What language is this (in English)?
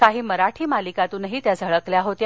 Marathi